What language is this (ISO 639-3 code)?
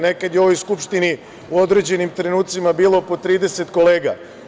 srp